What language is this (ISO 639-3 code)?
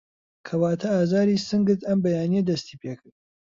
ckb